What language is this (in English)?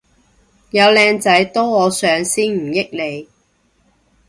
Cantonese